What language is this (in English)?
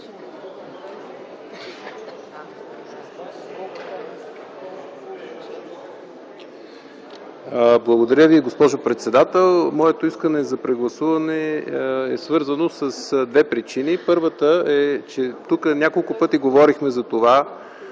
Bulgarian